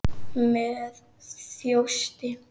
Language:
Icelandic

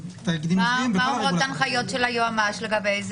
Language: Hebrew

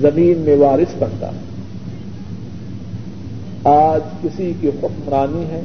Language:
Urdu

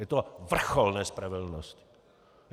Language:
Czech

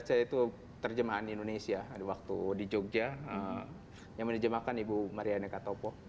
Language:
Indonesian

